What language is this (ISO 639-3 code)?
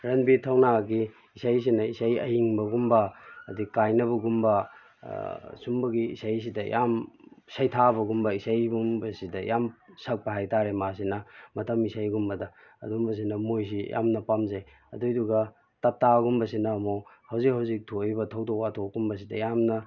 mni